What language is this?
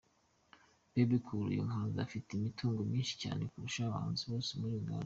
Kinyarwanda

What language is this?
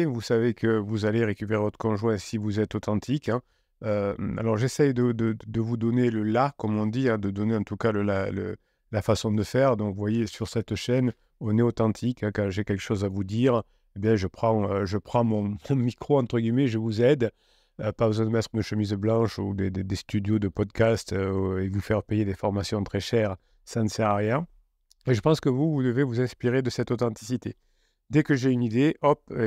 French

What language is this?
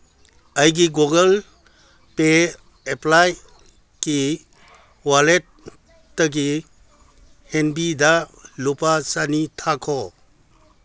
Manipuri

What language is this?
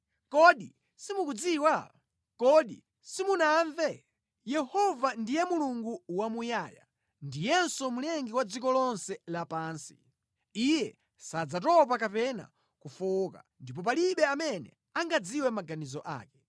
Nyanja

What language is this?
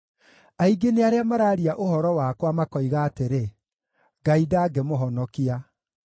Kikuyu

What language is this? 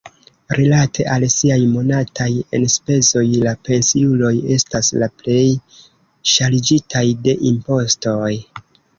Esperanto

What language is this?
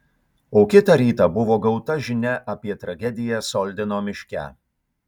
Lithuanian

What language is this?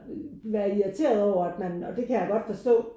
Danish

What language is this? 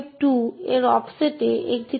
Bangla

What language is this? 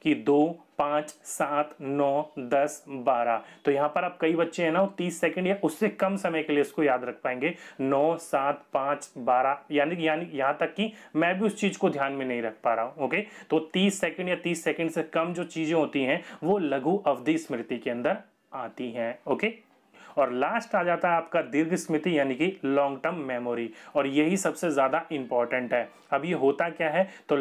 Hindi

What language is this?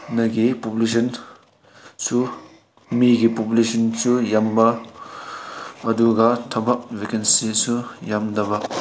Manipuri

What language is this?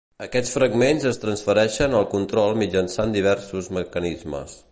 Catalan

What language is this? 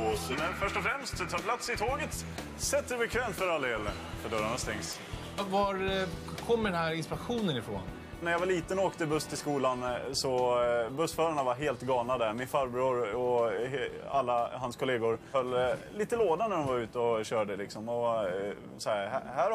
Swedish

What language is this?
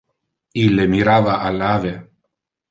Interlingua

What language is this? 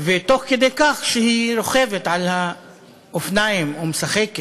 Hebrew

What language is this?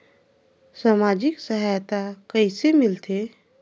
Chhattisgarhi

